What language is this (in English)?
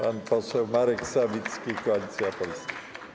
Polish